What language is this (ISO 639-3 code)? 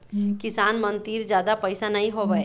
hne